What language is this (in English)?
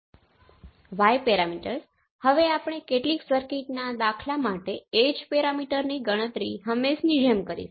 Gujarati